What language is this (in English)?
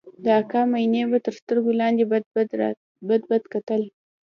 Pashto